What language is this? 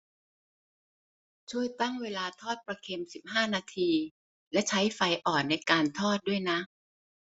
Thai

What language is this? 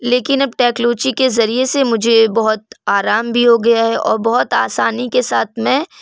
Urdu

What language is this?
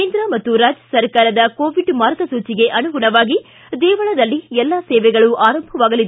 Kannada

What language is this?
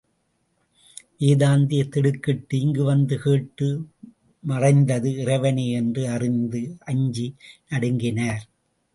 Tamil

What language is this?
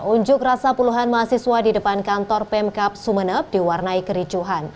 Indonesian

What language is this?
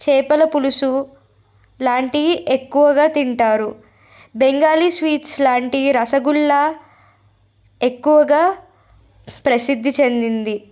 Telugu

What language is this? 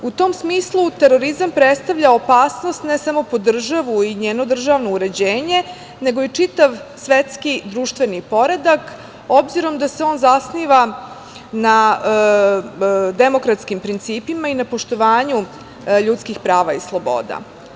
Serbian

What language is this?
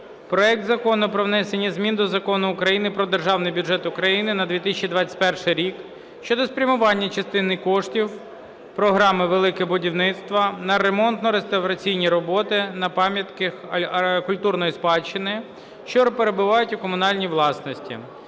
Ukrainian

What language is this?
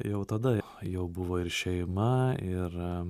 Lithuanian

